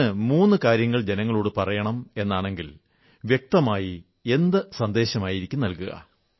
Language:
Malayalam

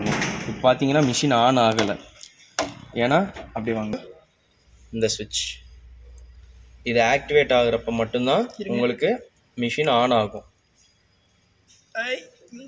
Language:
Tamil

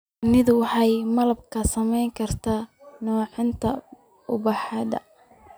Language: Somali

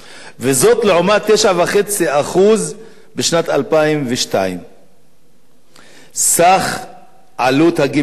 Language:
Hebrew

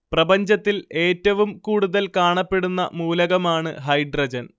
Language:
Malayalam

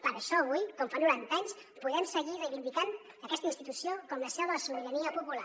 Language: Catalan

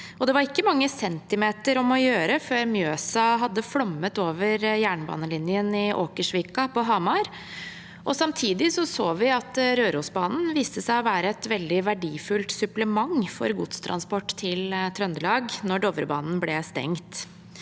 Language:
Norwegian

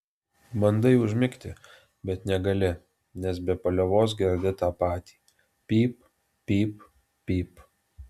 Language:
Lithuanian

